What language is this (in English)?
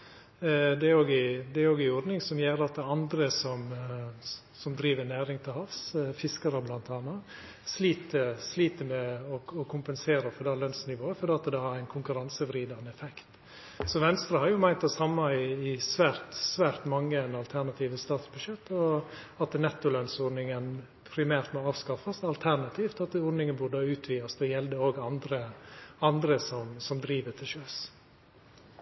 Norwegian Nynorsk